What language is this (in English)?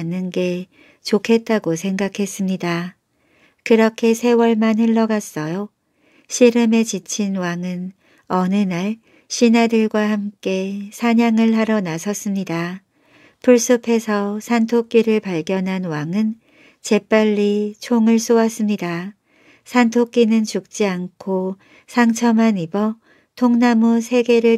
Korean